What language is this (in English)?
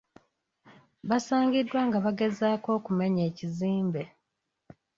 Ganda